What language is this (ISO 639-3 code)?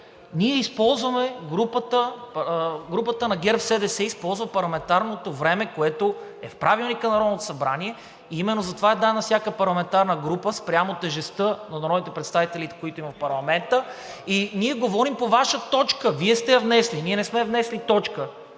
bul